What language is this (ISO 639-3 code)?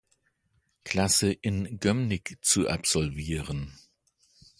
deu